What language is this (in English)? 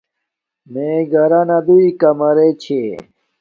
Domaaki